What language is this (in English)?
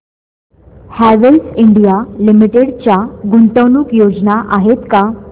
Marathi